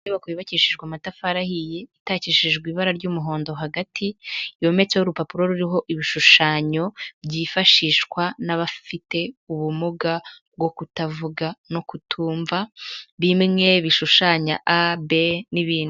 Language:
Kinyarwanda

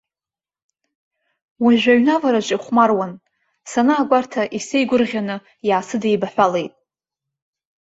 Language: Abkhazian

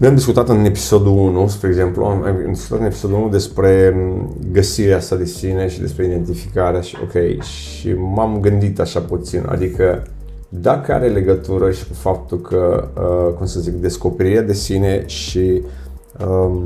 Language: Romanian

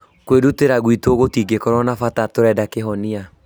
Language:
Kikuyu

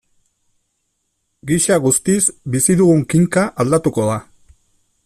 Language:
Basque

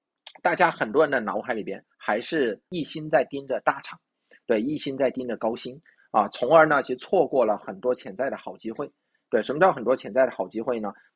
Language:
Chinese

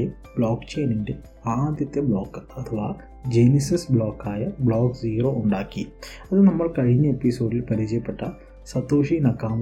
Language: Malayalam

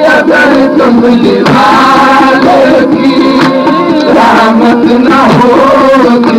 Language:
Arabic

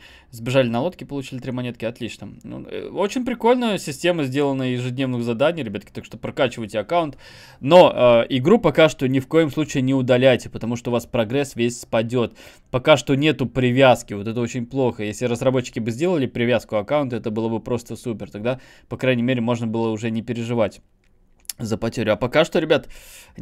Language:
Russian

